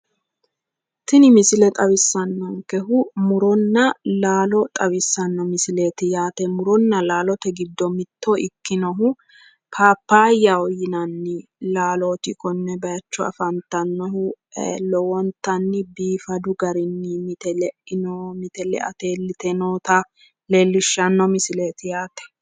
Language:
Sidamo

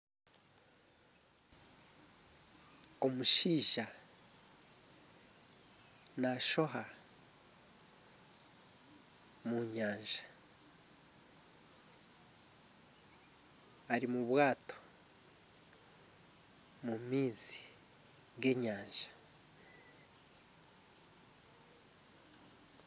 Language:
Nyankole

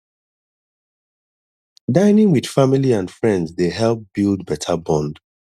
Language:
Nigerian Pidgin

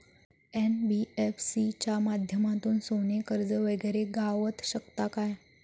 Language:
Marathi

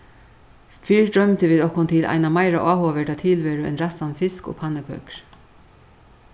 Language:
Faroese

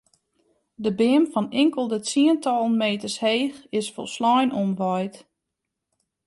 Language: Western Frisian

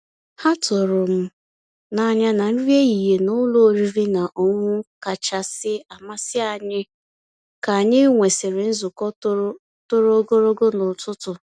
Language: Igbo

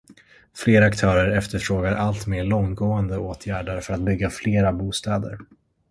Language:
Swedish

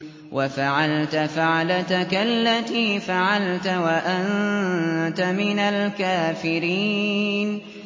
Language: Arabic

